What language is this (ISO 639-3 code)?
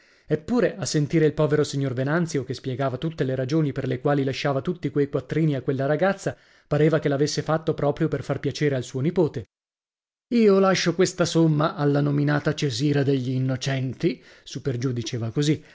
ita